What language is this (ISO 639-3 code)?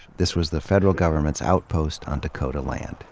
eng